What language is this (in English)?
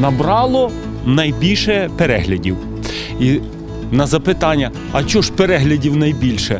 Ukrainian